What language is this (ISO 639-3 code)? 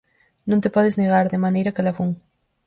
glg